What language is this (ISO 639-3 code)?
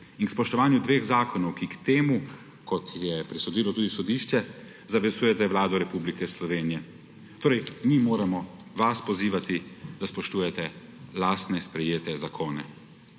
slv